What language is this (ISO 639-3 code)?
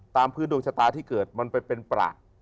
tha